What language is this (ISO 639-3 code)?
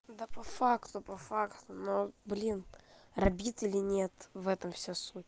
rus